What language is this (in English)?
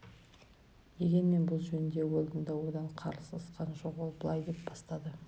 Kazakh